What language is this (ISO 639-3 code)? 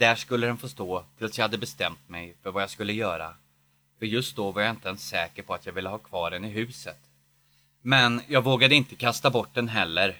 swe